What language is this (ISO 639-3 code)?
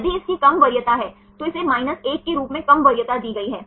hin